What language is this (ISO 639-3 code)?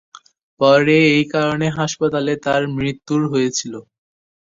ben